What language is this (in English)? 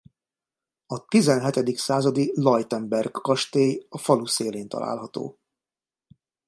Hungarian